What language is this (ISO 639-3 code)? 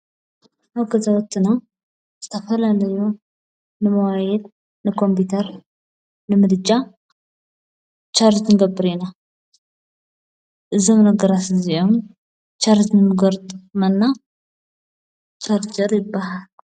tir